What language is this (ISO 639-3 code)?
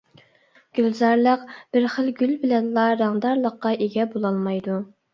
uig